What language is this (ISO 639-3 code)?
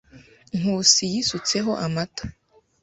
kin